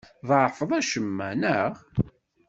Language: Kabyle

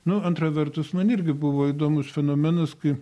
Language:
Lithuanian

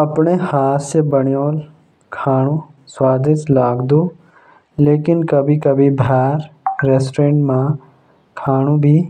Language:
Jaunsari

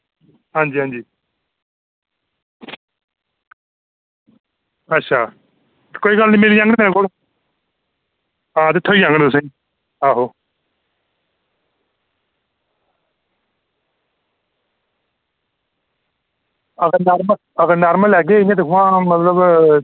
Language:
Dogri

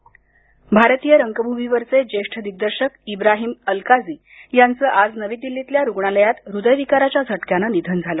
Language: Marathi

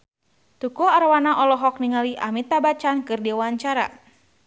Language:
Sundanese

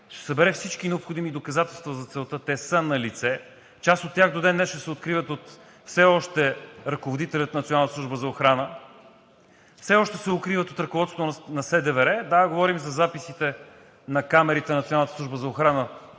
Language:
Bulgarian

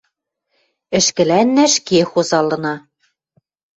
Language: Western Mari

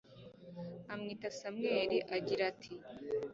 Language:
Kinyarwanda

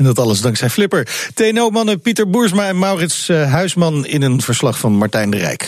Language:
Dutch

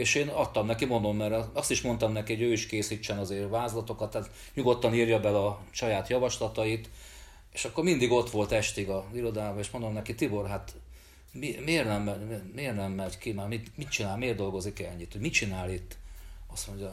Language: Hungarian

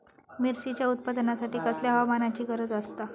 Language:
Marathi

